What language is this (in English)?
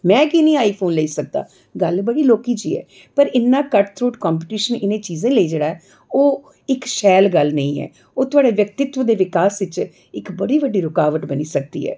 Dogri